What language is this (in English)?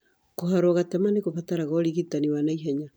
Kikuyu